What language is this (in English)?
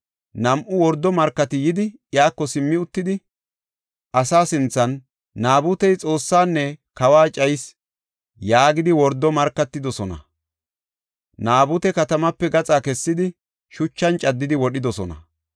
Gofa